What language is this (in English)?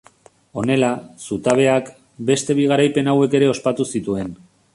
Basque